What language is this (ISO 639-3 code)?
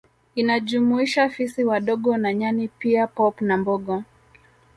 swa